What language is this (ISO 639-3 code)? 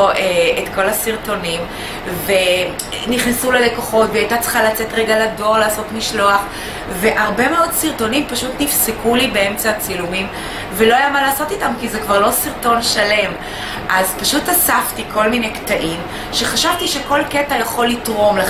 heb